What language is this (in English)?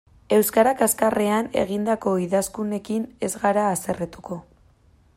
Basque